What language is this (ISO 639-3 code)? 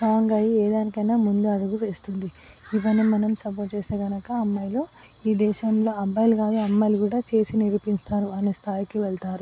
tel